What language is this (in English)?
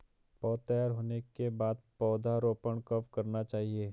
Hindi